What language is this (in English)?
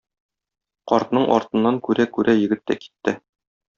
Tatar